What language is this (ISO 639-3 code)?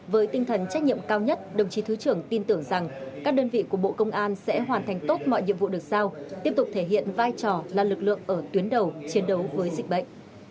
vie